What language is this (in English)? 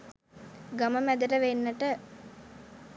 Sinhala